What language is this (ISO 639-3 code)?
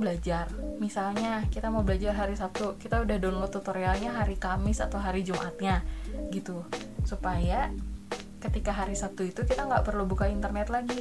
ind